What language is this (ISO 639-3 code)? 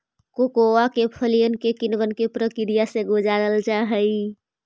mag